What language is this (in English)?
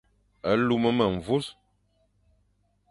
Fang